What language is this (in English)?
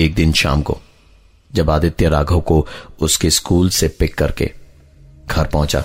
Hindi